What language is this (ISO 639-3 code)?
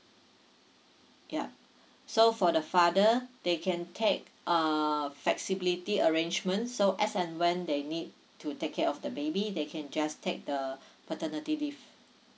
eng